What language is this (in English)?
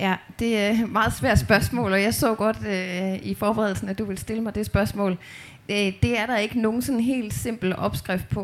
Danish